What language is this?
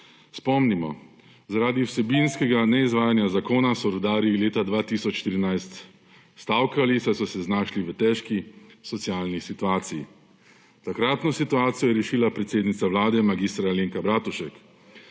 Slovenian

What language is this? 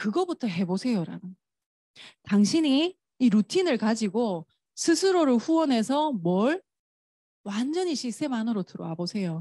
Korean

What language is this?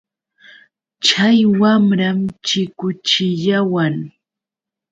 Yauyos Quechua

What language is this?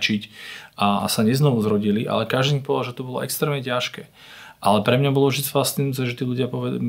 Slovak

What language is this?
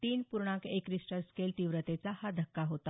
Marathi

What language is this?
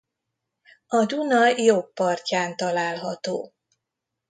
Hungarian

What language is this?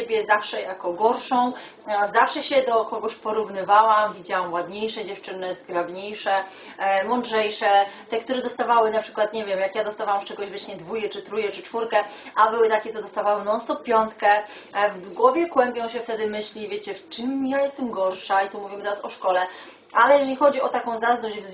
Polish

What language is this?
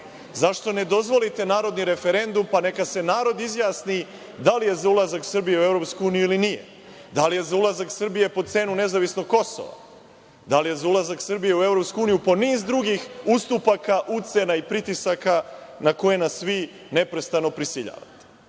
Serbian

